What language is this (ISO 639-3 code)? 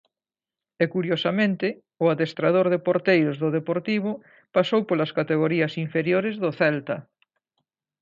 glg